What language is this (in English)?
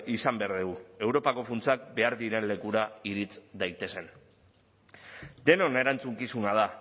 Basque